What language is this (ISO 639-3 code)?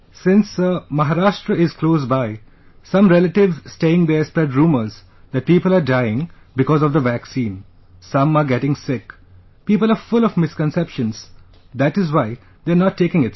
eng